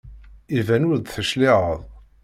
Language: Kabyle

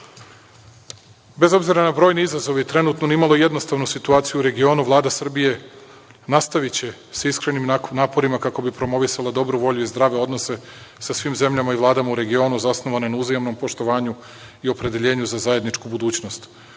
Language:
Serbian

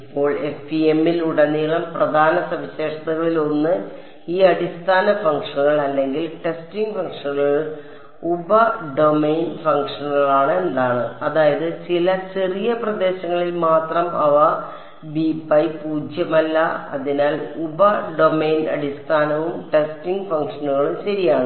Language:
Malayalam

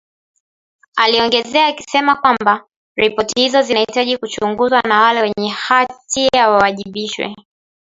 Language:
Swahili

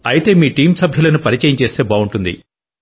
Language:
Telugu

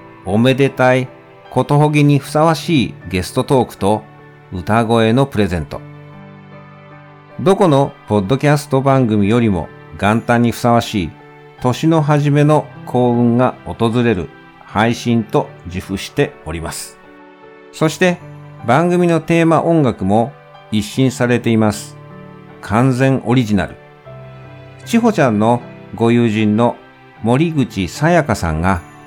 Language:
Japanese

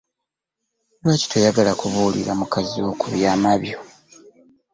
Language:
Ganda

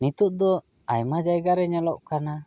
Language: Santali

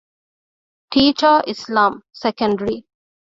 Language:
Divehi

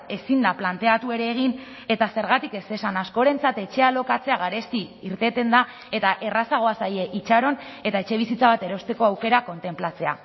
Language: Basque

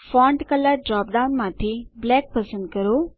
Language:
Gujarati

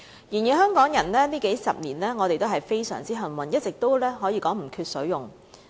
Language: Cantonese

